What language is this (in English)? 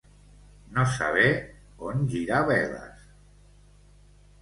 Catalan